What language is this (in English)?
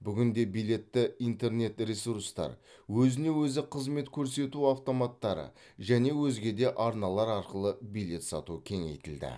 Kazakh